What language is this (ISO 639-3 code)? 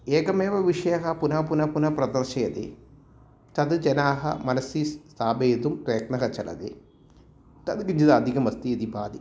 san